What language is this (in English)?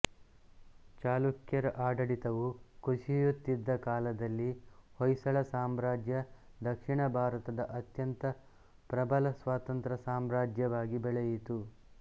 Kannada